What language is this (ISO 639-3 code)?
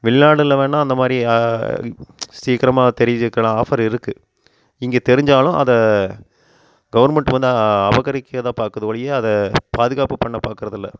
tam